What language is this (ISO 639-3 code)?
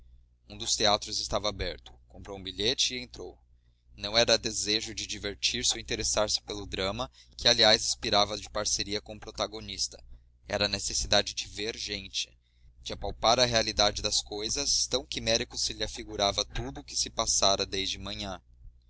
por